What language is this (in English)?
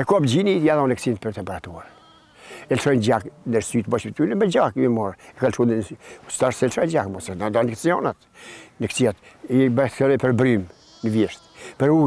Romanian